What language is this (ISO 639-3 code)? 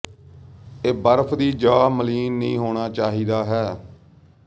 pan